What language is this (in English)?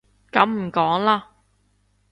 Cantonese